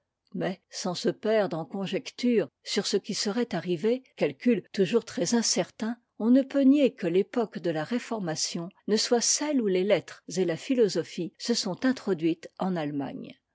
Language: French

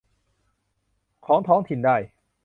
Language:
Thai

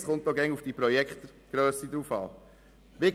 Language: Swiss German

